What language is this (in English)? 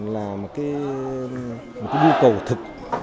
Vietnamese